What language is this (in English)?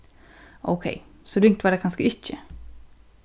Faroese